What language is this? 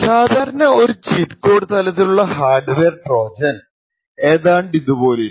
Malayalam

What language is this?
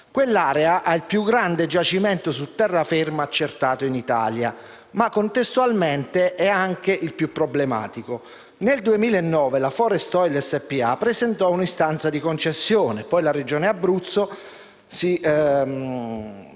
Italian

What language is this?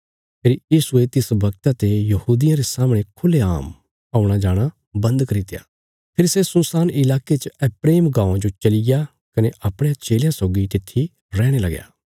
Bilaspuri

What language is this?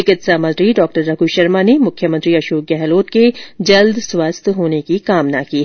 Hindi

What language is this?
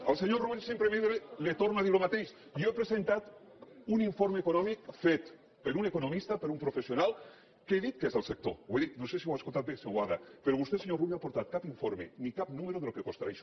Catalan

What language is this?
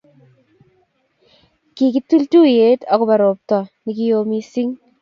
Kalenjin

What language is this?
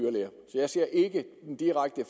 Danish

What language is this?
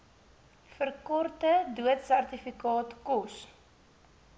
Afrikaans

